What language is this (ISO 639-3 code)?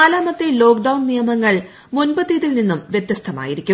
mal